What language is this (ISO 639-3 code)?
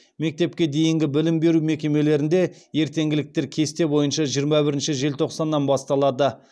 kaz